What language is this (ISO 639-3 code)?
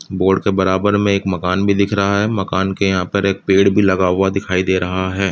hin